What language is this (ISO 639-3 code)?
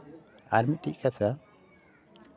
sat